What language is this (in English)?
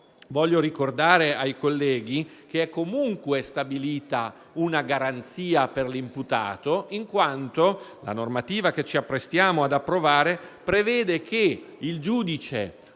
Italian